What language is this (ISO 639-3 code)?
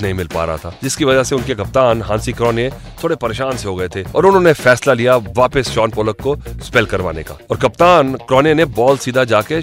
hin